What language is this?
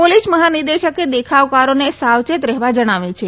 Gujarati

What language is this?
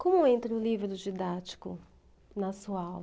Portuguese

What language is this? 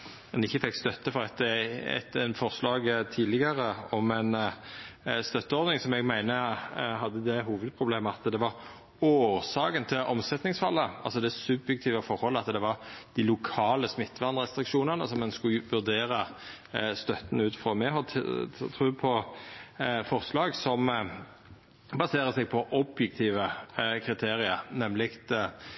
Norwegian Nynorsk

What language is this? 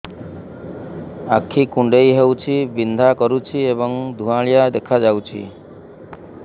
Odia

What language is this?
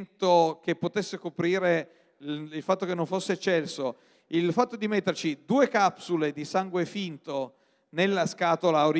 Italian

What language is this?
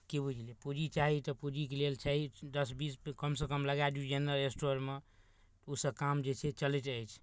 Maithili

